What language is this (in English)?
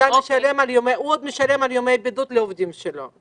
Hebrew